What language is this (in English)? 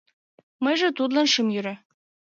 Mari